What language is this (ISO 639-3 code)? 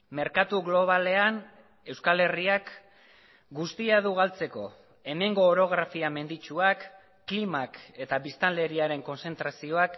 eus